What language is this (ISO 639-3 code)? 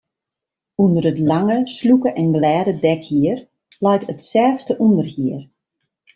fry